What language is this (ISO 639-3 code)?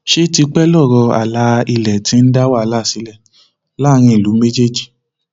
yor